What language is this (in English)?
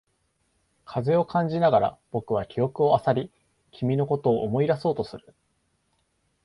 Japanese